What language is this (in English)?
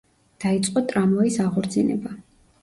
Georgian